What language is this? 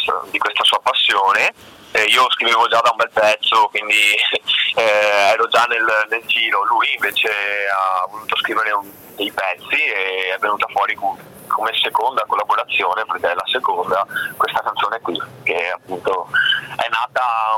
Italian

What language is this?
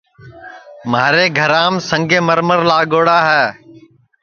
Sansi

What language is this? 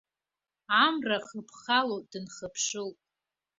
Abkhazian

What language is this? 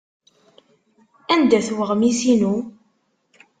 Kabyle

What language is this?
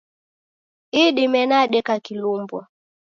Taita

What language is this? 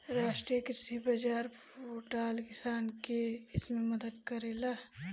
Bhojpuri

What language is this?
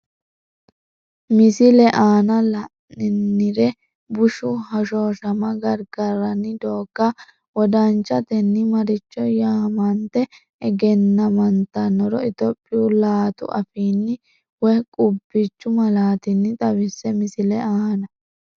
Sidamo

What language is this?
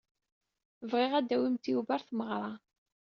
Kabyle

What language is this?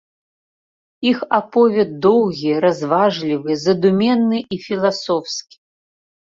Belarusian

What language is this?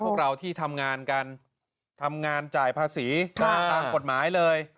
Thai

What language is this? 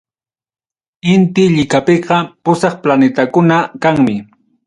Ayacucho Quechua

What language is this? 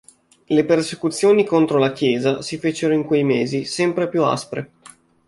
Italian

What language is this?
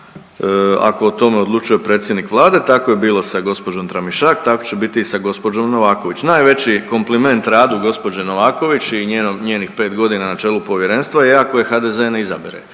Croatian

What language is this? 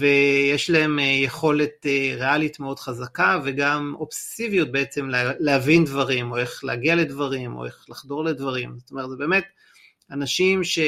Hebrew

